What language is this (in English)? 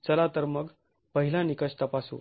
Marathi